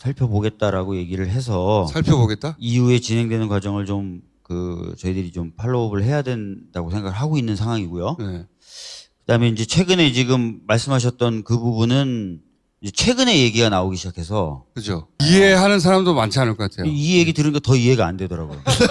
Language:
Korean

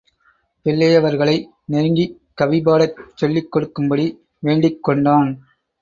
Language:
Tamil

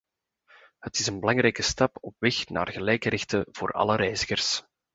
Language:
Dutch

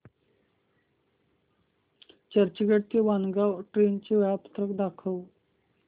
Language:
Marathi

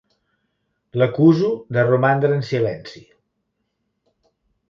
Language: Catalan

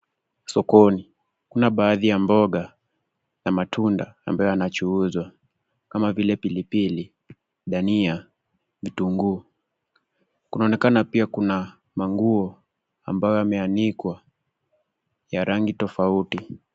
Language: Swahili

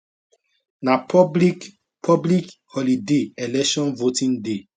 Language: Nigerian Pidgin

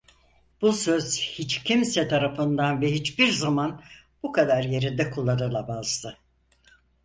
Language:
Turkish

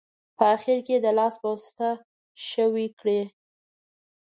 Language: Pashto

